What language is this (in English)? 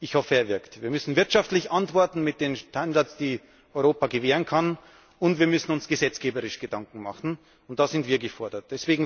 German